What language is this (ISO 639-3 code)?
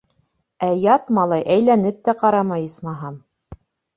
bak